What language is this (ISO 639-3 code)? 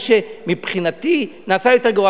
heb